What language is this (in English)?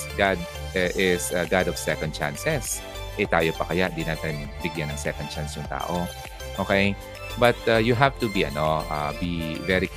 Filipino